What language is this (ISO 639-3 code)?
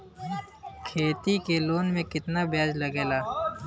bho